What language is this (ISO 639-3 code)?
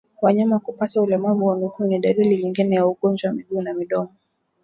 swa